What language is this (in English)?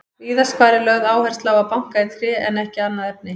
Icelandic